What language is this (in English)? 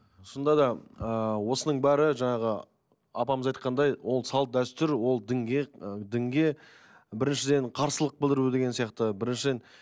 Kazakh